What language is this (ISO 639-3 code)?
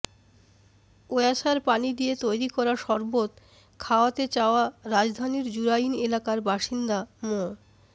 ben